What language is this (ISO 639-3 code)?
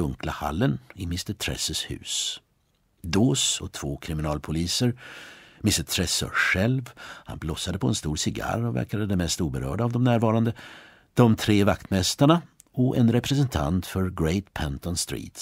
swe